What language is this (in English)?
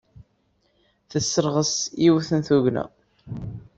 Kabyle